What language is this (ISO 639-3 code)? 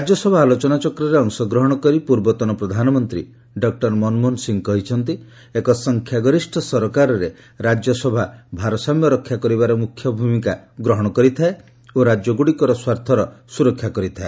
ori